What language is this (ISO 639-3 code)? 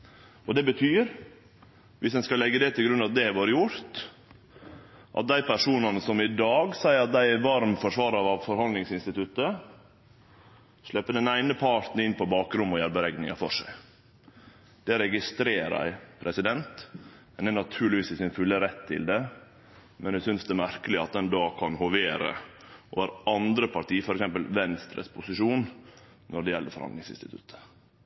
nno